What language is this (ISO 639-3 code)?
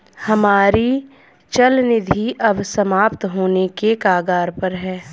hin